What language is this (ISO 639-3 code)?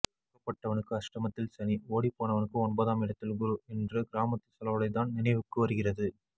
tam